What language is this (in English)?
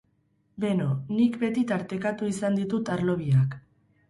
Basque